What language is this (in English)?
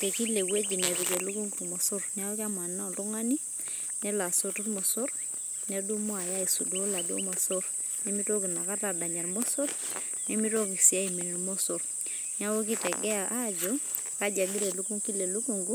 Masai